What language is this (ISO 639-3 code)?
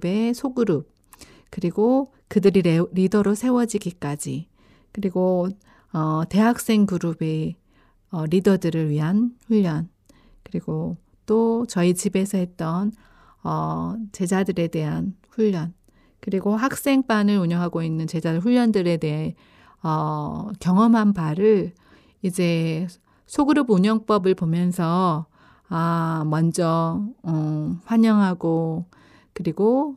kor